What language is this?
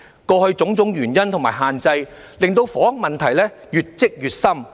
Cantonese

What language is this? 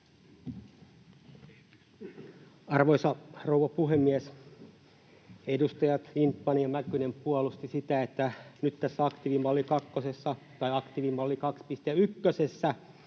Finnish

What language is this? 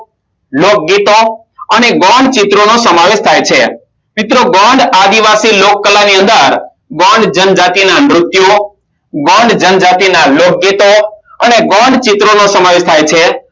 Gujarati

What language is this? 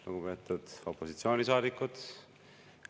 Estonian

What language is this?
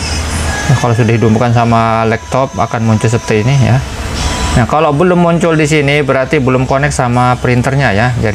Indonesian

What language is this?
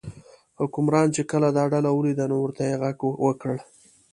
Pashto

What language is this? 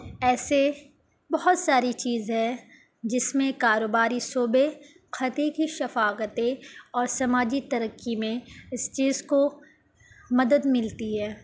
Urdu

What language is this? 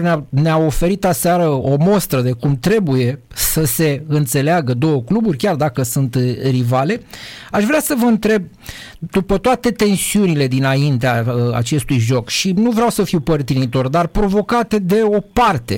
Romanian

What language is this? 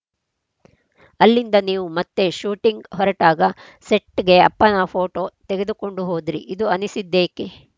Kannada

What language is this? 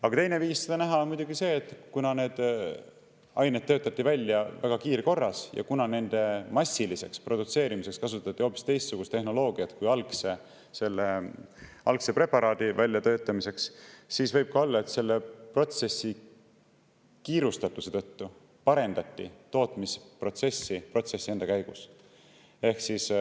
Estonian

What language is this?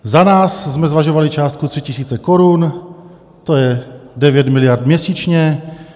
Czech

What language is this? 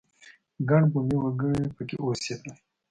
Pashto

